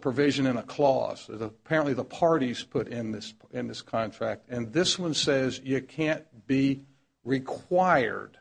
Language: English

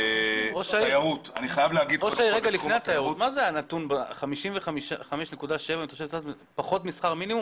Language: Hebrew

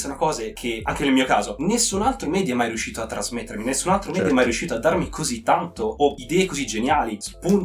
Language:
Italian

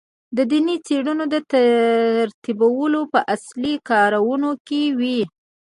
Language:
Pashto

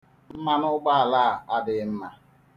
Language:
Igbo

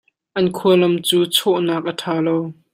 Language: Hakha Chin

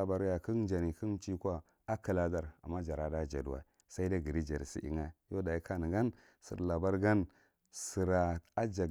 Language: Marghi Central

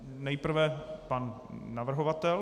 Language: Czech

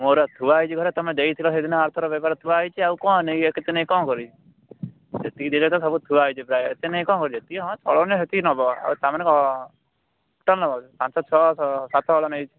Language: Odia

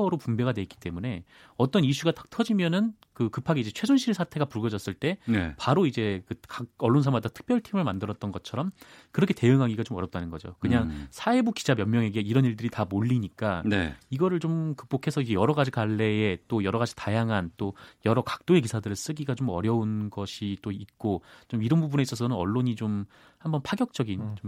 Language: Korean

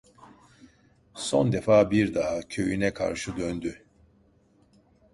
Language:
Turkish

